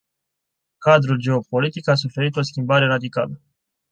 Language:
Romanian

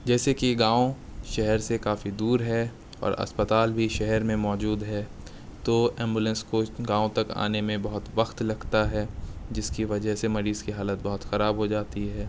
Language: Urdu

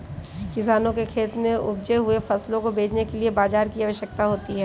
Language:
Hindi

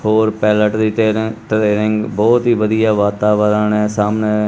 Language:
Punjabi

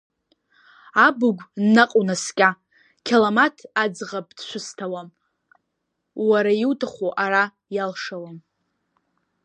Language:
Abkhazian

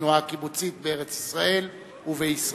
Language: Hebrew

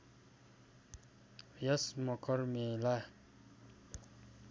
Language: Nepali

